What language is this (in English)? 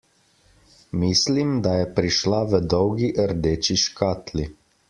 Slovenian